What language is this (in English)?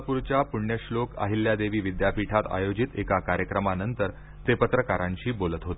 Marathi